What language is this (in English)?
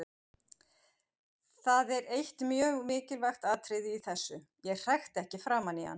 Icelandic